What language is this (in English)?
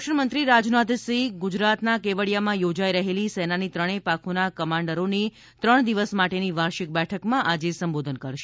Gujarati